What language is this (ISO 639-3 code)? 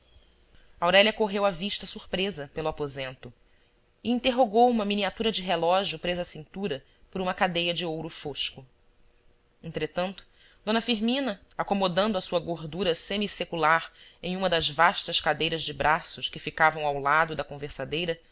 por